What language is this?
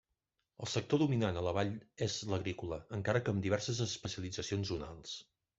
Catalan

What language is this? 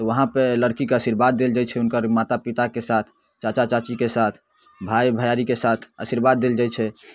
Maithili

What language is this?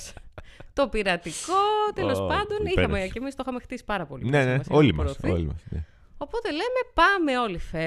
Greek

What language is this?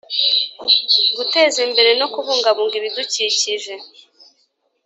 Kinyarwanda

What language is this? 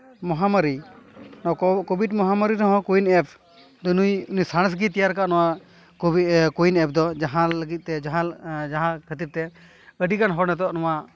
Santali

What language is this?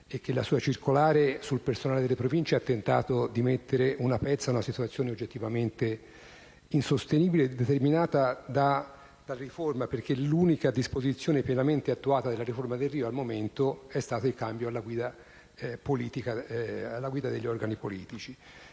Italian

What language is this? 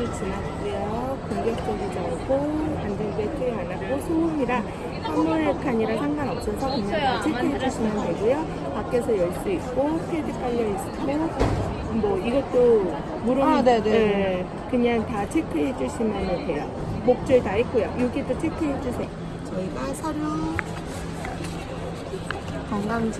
Korean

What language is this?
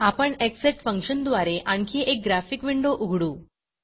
Marathi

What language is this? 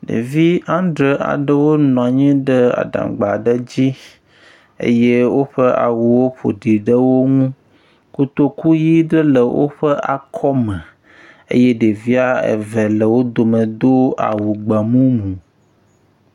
Ewe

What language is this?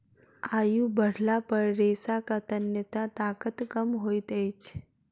Maithili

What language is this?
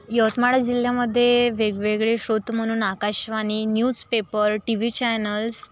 Marathi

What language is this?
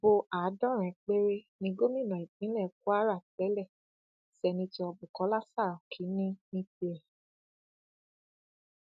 Yoruba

